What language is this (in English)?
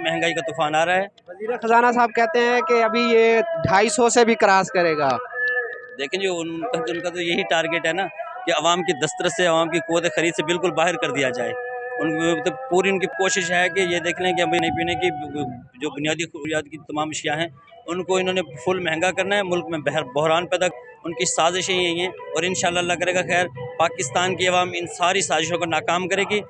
Urdu